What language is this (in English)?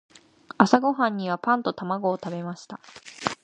Japanese